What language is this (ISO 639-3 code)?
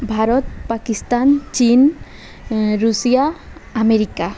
ori